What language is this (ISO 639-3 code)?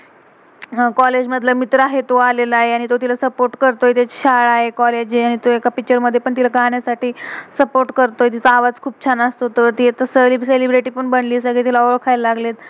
mar